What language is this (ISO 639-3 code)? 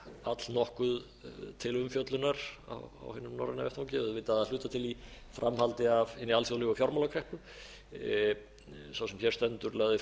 isl